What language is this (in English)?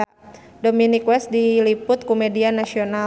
Sundanese